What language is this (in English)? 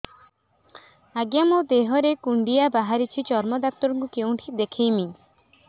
Odia